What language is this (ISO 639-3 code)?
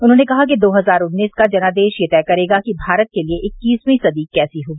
hin